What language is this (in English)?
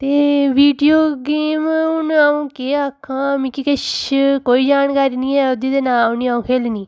Dogri